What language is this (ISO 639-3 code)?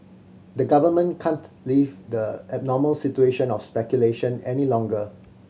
eng